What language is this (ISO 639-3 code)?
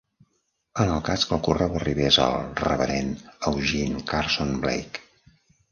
cat